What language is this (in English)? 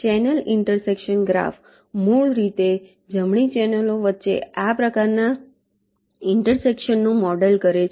Gujarati